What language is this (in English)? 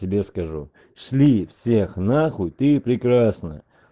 Russian